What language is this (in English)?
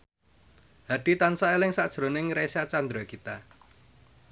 Javanese